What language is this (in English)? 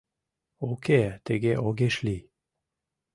Mari